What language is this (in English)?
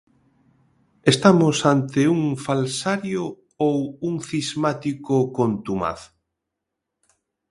Galician